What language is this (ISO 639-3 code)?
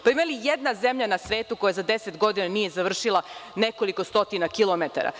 srp